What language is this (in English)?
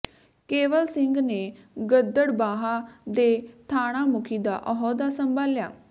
Punjabi